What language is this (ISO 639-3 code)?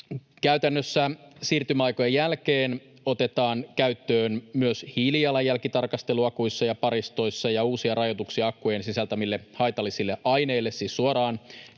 fin